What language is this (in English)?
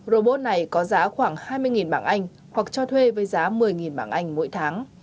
Vietnamese